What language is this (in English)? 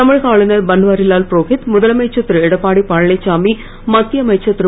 Tamil